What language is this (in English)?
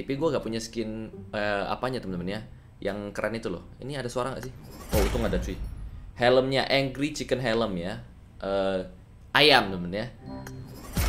Indonesian